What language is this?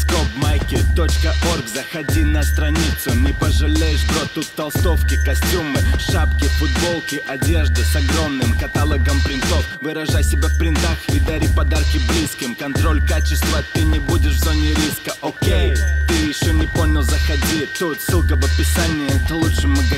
Russian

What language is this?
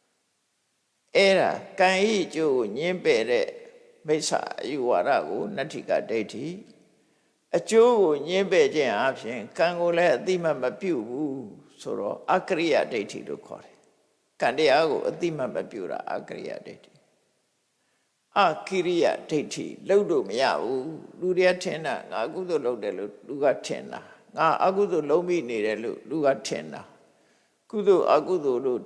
English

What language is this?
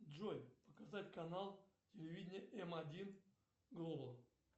Russian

